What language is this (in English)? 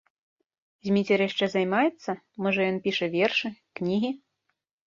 Belarusian